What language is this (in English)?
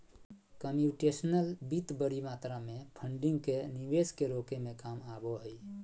Magahi